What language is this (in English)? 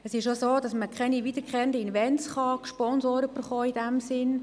Swiss German